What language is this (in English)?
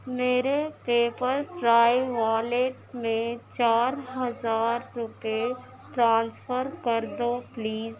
Urdu